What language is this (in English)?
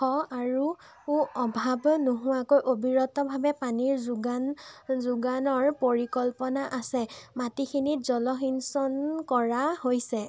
Assamese